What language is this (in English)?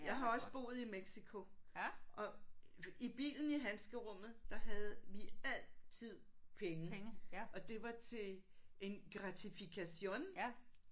Danish